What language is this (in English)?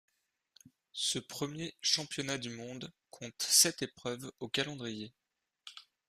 French